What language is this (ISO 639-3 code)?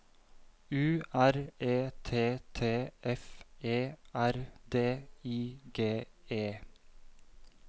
nor